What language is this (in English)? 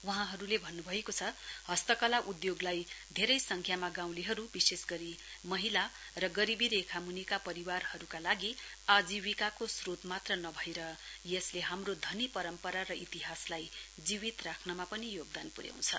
Nepali